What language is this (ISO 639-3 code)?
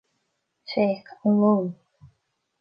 gle